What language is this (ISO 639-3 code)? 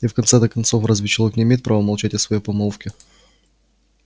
rus